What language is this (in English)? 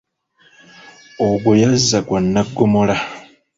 Ganda